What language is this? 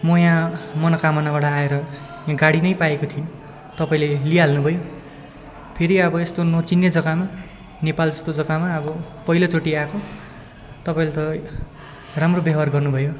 Nepali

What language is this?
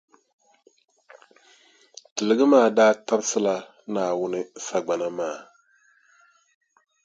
Dagbani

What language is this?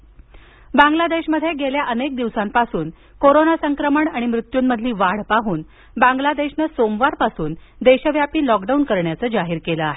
Marathi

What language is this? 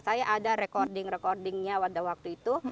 Indonesian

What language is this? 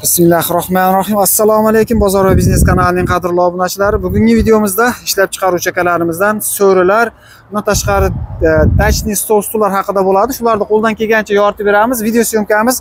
Turkish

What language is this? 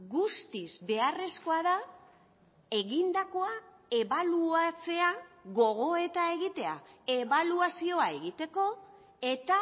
Basque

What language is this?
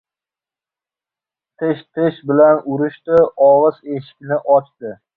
Uzbek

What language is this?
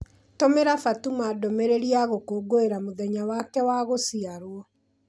Kikuyu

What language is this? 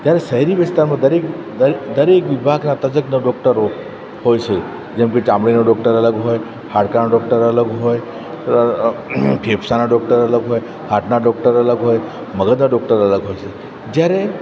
Gujarati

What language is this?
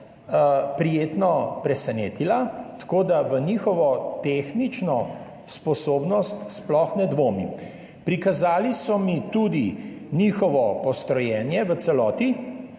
Slovenian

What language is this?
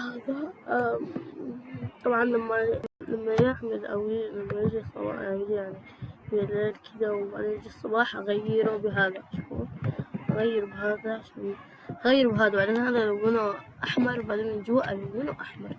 Arabic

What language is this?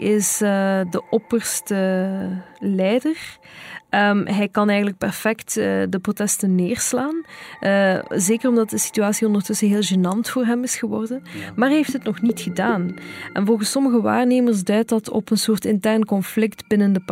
Dutch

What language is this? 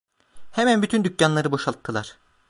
Turkish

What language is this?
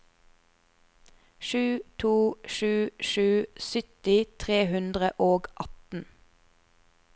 Norwegian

